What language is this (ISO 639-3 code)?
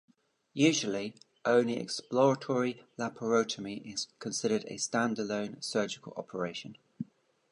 eng